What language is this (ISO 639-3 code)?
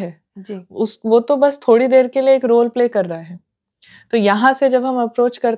hin